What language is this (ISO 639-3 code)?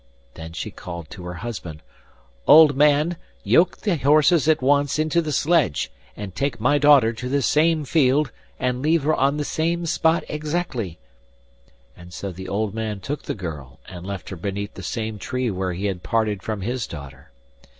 eng